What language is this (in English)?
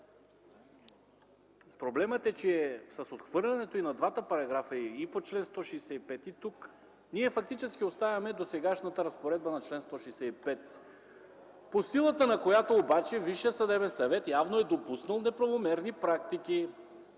Bulgarian